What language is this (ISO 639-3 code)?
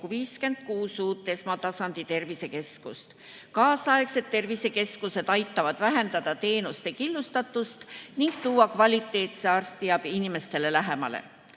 est